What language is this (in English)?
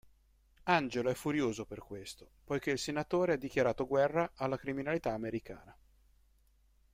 Italian